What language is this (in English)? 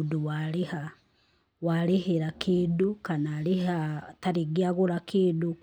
Kikuyu